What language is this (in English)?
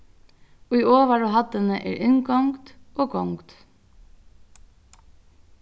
Faroese